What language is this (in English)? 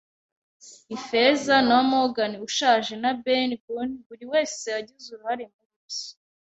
Kinyarwanda